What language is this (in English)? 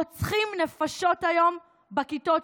Hebrew